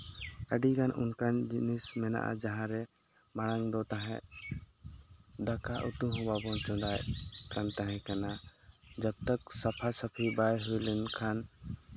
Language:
Santali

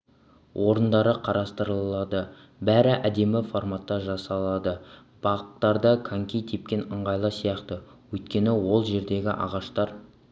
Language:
Kazakh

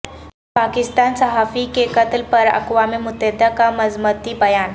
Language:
Urdu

